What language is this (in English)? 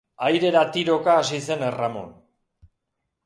Basque